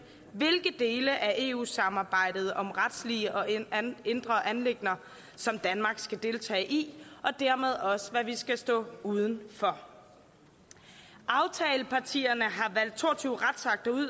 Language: Danish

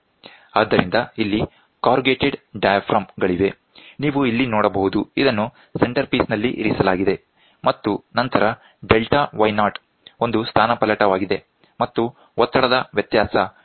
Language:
Kannada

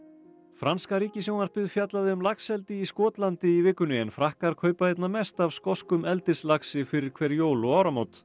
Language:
Icelandic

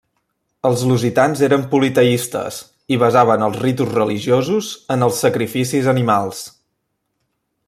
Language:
Catalan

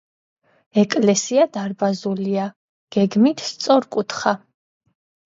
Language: Georgian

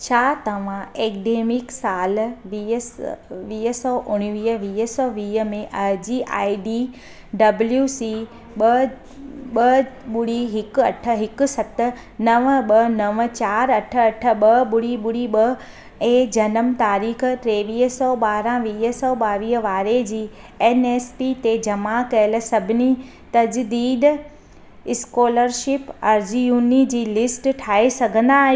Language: Sindhi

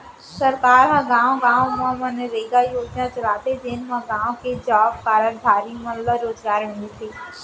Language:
Chhattisgarhi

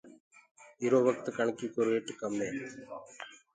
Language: Gurgula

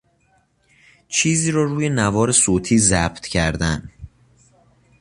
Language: Persian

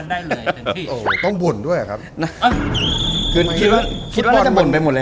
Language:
Thai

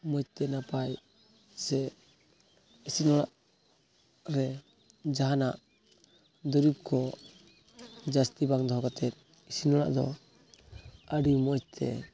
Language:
Santali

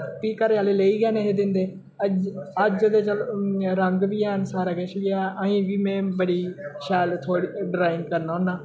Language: Dogri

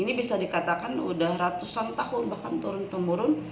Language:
Indonesian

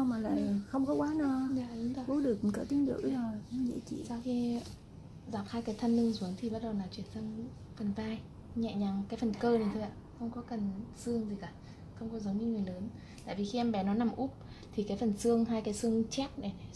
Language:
Vietnamese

